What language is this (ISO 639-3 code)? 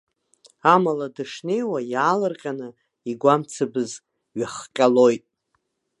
abk